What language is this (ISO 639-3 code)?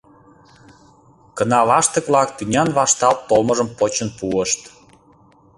chm